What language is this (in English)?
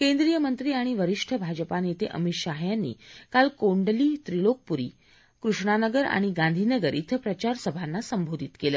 Marathi